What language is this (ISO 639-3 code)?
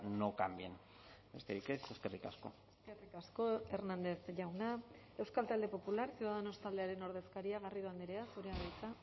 eus